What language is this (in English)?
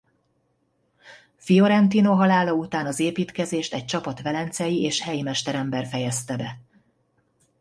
Hungarian